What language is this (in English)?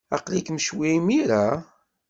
Kabyle